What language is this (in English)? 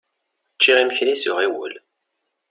Kabyle